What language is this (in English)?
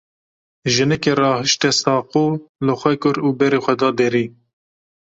Kurdish